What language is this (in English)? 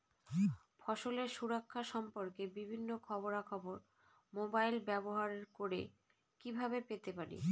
Bangla